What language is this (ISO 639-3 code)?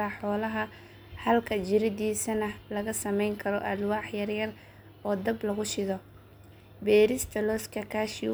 som